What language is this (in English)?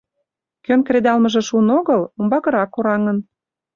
Mari